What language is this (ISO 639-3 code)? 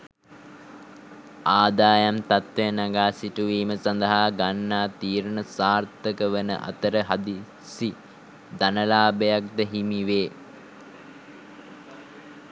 sin